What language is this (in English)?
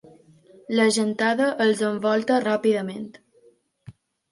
Catalan